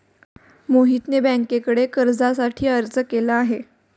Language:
Marathi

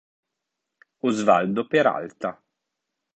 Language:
Italian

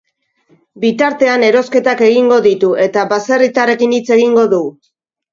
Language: Basque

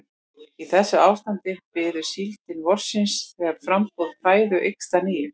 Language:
Icelandic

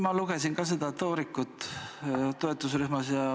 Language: Estonian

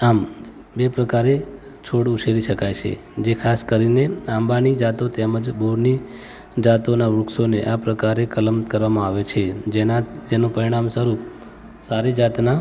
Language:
Gujarati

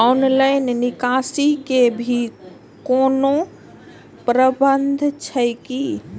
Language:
Maithili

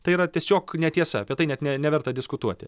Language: Lithuanian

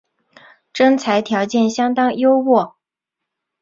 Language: Chinese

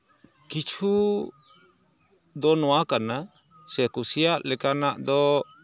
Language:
Santali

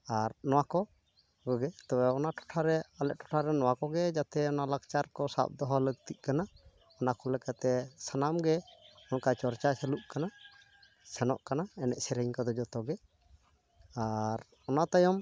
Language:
Santali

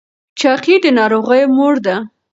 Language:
Pashto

